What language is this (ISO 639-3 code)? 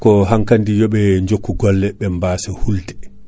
ful